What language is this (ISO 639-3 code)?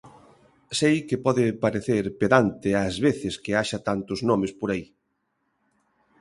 glg